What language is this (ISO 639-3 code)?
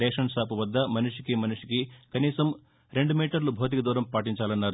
tel